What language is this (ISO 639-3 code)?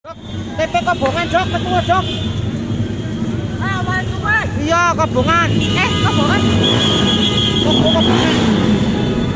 ind